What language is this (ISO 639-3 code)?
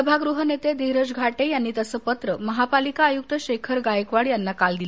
mar